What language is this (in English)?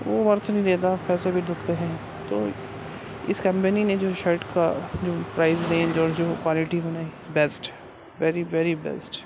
Urdu